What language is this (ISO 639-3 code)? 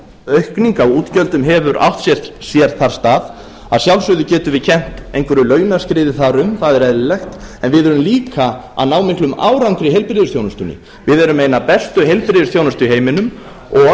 isl